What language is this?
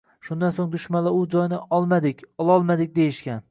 Uzbek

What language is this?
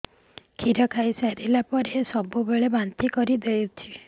Odia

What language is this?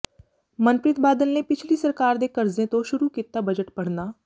Punjabi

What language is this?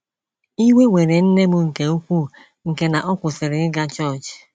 Igbo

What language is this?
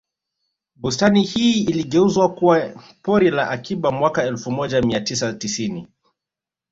Swahili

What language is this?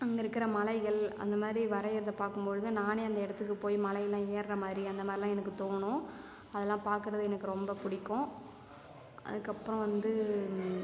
Tamil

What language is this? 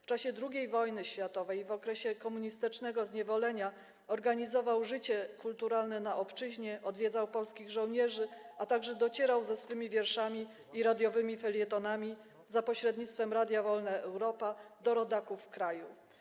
Polish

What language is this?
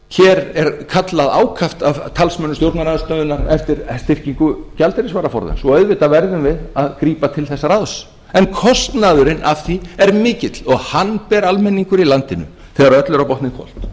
Icelandic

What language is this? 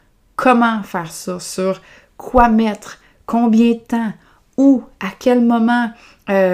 French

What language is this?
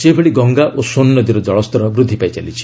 Odia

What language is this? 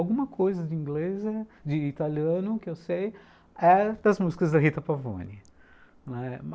Portuguese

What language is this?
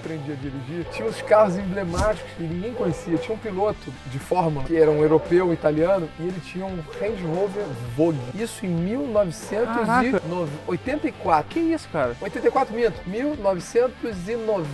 Portuguese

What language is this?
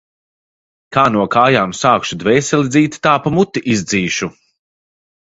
Latvian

